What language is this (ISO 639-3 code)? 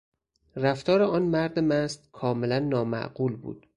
fas